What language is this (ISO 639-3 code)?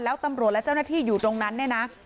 tha